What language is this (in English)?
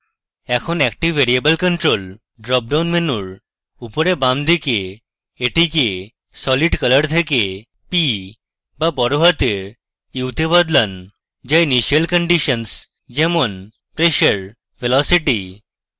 Bangla